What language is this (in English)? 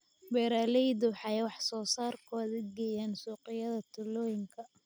Somali